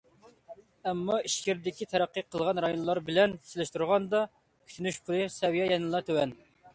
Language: Uyghur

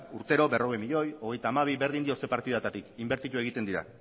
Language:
Basque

